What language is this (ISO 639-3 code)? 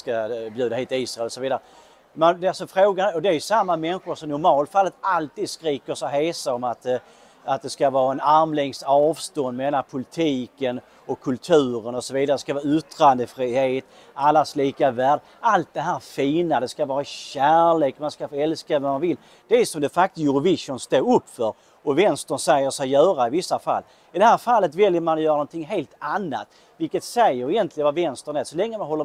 swe